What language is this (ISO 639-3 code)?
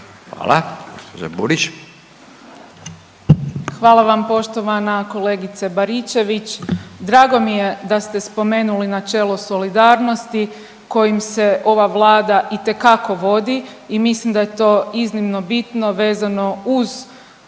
hrv